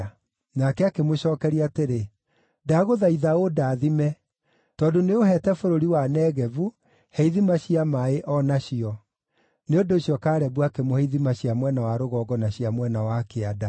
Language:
Kikuyu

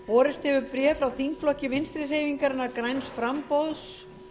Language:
Icelandic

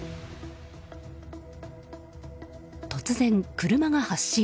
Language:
Japanese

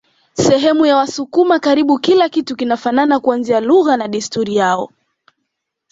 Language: Swahili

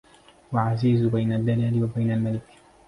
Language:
Arabic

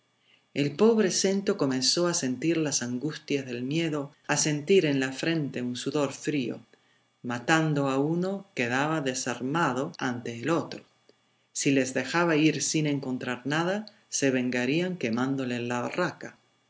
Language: Spanish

